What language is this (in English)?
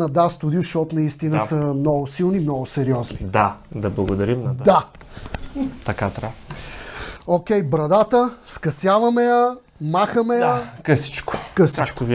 Bulgarian